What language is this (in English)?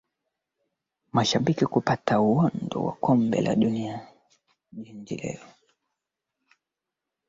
Swahili